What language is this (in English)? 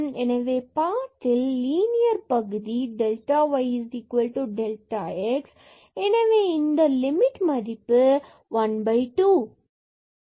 Tamil